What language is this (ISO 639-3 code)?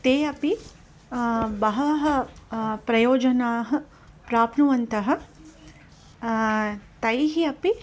san